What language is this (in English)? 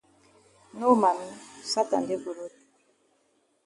Cameroon Pidgin